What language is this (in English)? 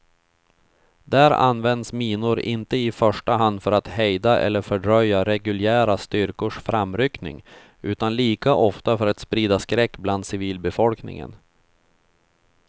Swedish